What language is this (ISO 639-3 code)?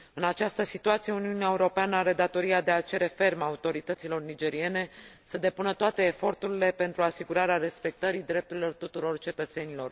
ron